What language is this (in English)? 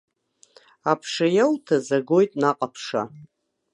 Abkhazian